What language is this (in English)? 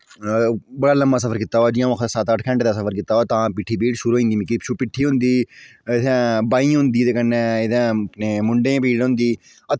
Dogri